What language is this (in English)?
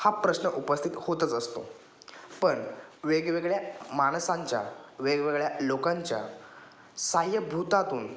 Marathi